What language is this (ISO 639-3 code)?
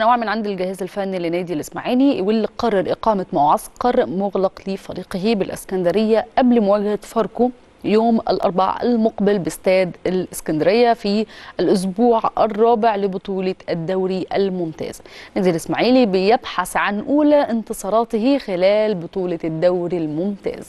ara